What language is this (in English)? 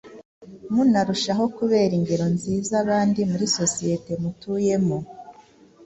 Kinyarwanda